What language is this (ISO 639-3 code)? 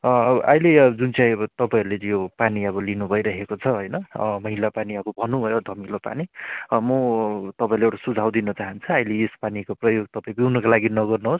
nep